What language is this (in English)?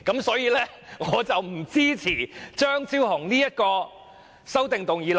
Cantonese